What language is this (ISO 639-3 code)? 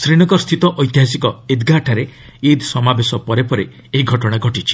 ori